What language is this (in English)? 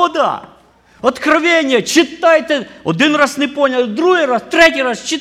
Ukrainian